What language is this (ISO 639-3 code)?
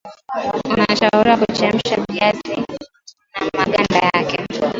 swa